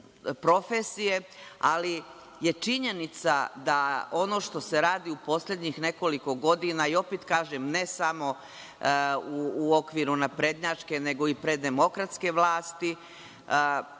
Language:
Serbian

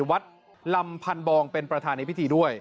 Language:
Thai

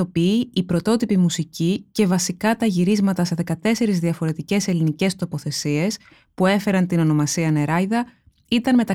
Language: Greek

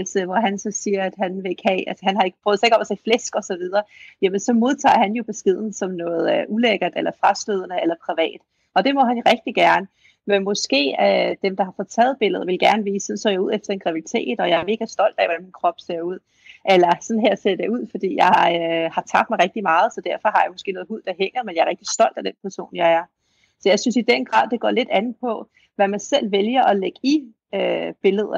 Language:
Danish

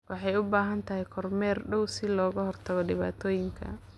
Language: Somali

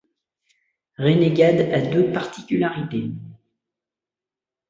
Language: French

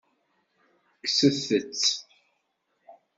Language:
Kabyle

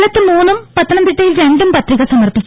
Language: Malayalam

